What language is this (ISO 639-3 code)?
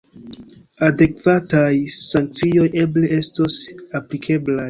epo